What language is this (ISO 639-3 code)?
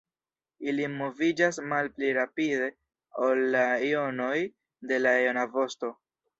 epo